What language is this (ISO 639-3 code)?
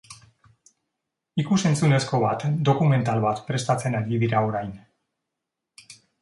eus